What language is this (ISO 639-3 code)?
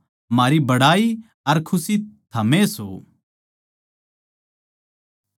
bgc